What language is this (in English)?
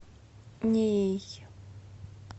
Russian